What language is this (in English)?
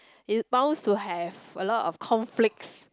English